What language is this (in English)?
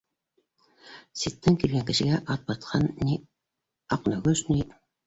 Bashkir